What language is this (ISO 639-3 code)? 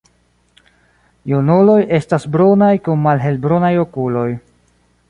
epo